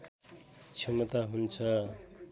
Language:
Nepali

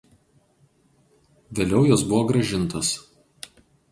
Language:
Lithuanian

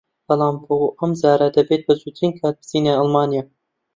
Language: Central Kurdish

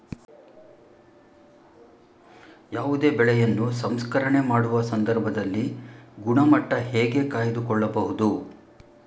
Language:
Kannada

